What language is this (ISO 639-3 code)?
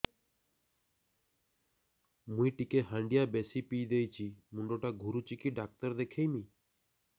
ori